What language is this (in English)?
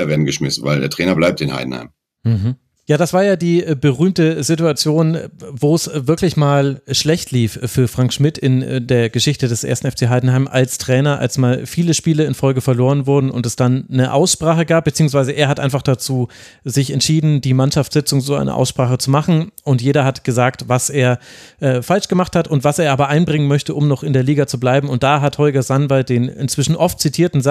German